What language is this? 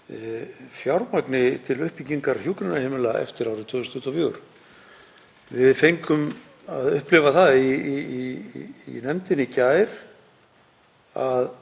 Icelandic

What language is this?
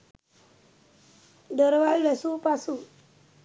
Sinhala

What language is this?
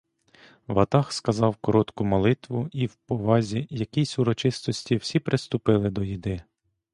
Ukrainian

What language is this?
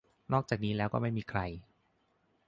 Thai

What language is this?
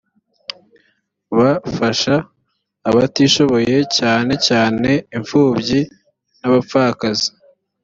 Kinyarwanda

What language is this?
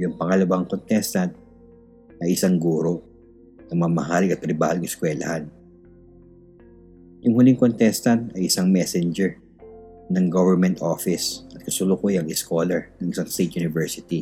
Filipino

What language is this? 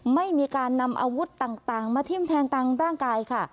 Thai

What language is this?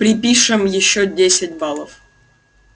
Russian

